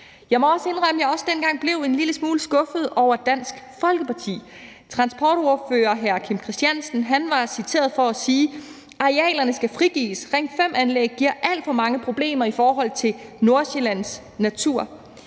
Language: Danish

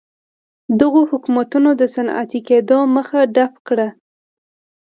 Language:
Pashto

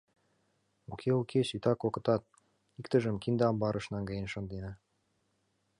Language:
Mari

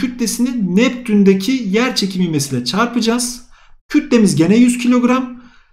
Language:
Turkish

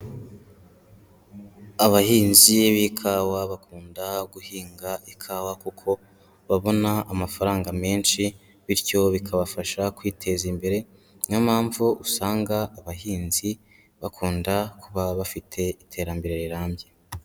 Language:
Kinyarwanda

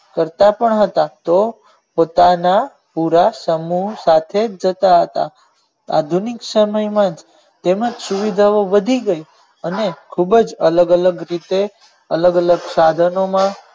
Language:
Gujarati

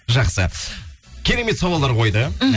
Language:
Kazakh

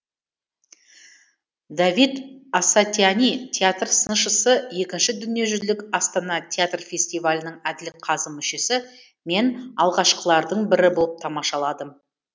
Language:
Kazakh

